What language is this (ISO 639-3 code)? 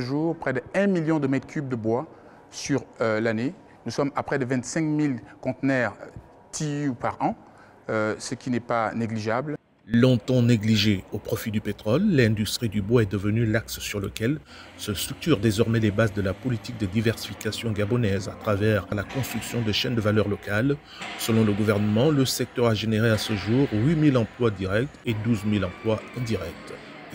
fra